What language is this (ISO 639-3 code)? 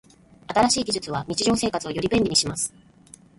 jpn